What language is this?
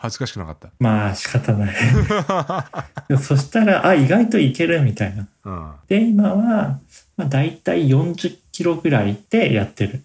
Japanese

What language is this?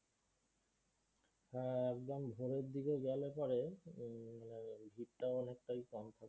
Bangla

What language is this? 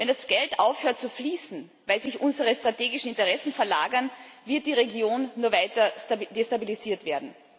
German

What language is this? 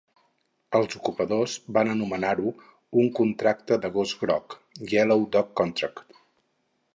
Catalan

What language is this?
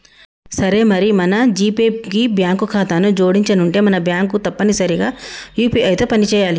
Telugu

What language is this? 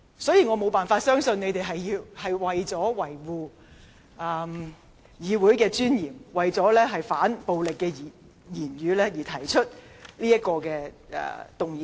Cantonese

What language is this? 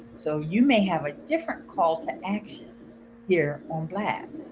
English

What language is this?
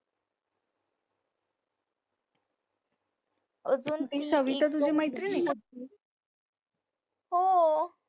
Marathi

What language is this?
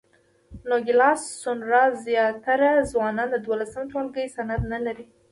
Pashto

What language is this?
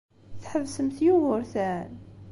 Kabyle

